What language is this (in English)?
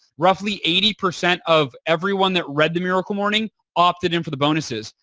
English